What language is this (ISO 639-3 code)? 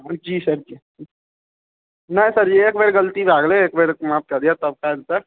mai